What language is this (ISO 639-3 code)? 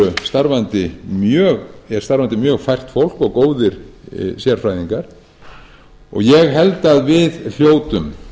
isl